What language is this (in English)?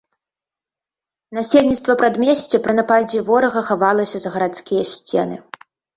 Belarusian